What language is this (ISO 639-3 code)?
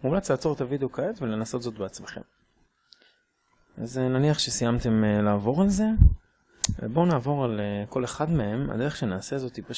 heb